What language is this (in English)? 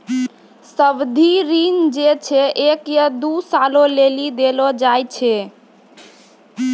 Maithili